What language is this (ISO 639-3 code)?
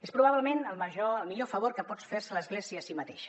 cat